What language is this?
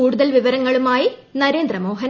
Malayalam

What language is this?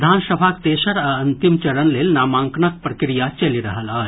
Maithili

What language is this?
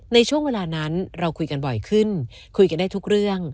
Thai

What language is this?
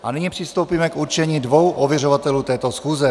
Czech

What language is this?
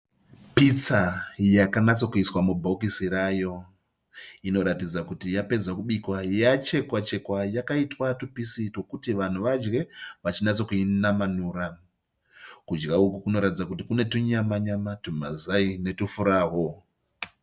Shona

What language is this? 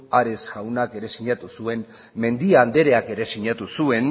Basque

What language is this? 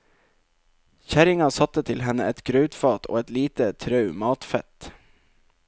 Norwegian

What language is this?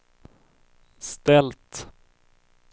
Swedish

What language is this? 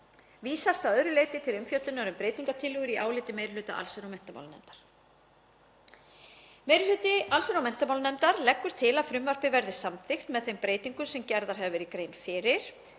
Icelandic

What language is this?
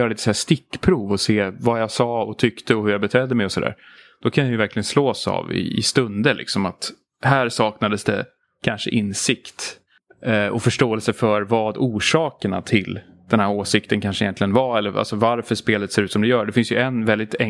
Swedish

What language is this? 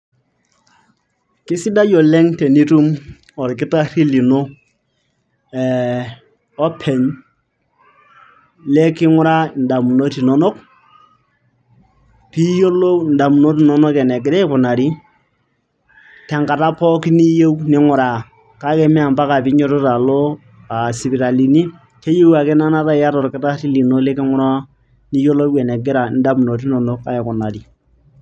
Masai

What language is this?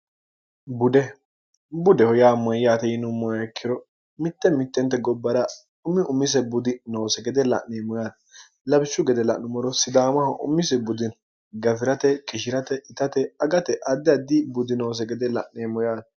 Sidamo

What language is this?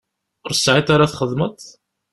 Kabyle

